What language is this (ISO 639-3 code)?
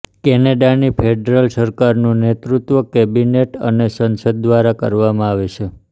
guj